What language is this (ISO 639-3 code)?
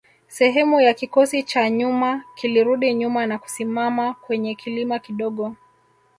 swa